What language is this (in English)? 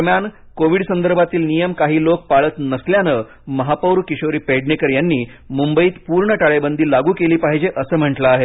Marathi